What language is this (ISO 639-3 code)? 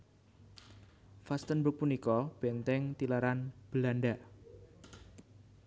jav